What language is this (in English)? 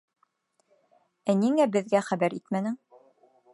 Bashkir